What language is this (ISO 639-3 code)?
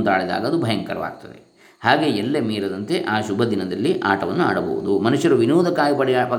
kan